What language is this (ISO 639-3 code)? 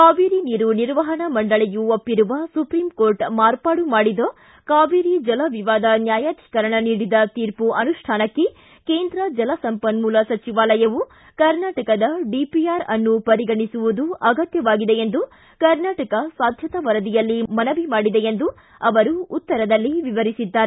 kan